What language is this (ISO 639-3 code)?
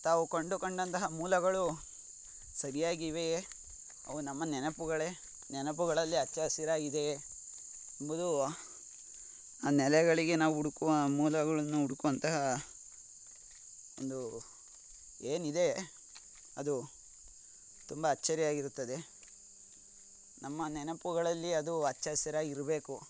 kan